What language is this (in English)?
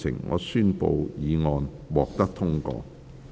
Cantonese